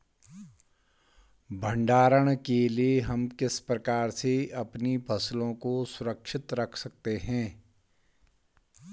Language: Hindi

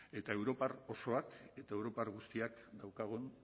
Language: Basque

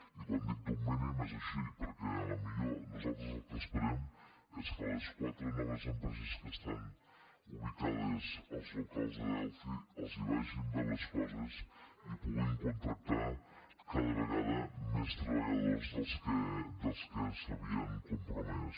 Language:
Catalan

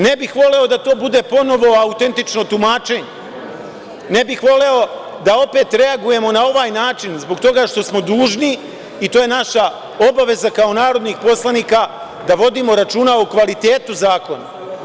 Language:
Serbian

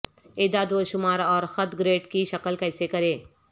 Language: Urdu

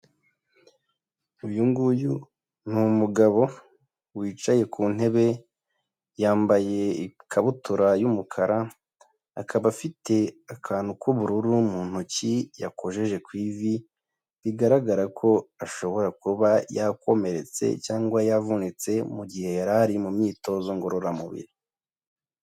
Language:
Kinyarwanda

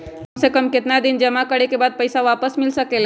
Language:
Magahi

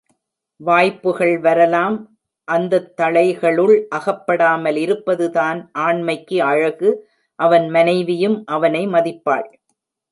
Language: Tamil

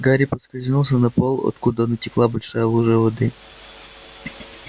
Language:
Russian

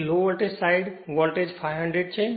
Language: Gujarati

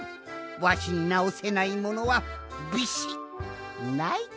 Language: Japanese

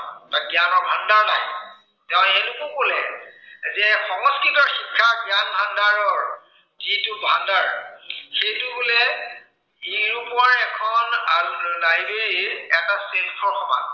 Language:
Assamese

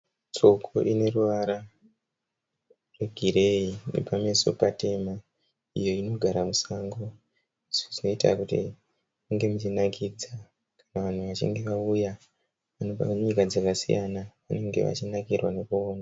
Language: Shona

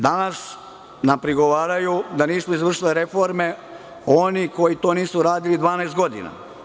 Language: Serbian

